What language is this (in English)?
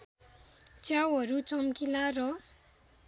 Nepali